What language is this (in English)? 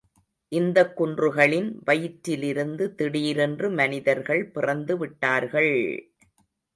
Tamil